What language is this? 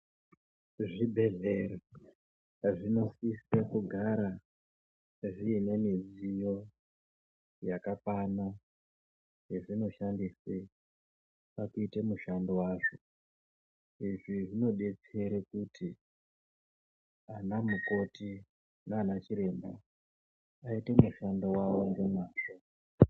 Ndau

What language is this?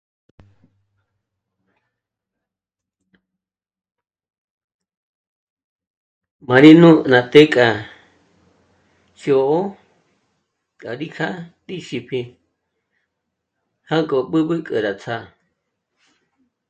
Michoacán Mazahua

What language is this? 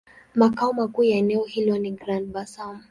Swahili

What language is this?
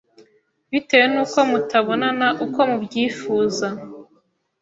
Kinyarwanda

